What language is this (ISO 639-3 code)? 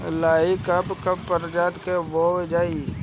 bho